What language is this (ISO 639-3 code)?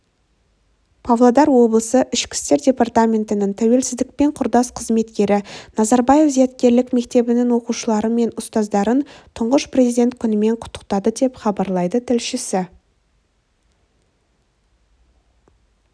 kaz